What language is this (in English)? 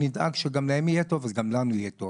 Hebrew